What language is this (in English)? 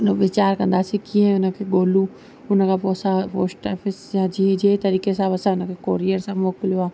Sindhi